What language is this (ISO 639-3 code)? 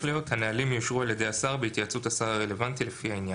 heb